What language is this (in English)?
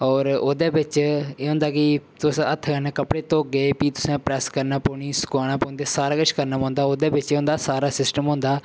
Dogri